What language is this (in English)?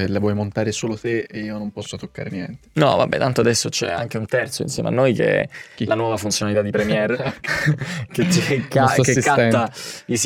Italian